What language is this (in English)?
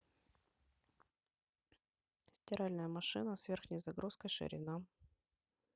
Russian